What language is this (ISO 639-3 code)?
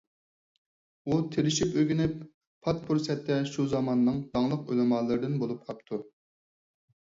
uig